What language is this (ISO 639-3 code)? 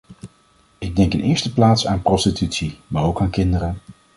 nld